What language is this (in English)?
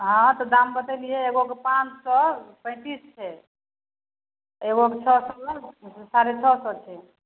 Maithili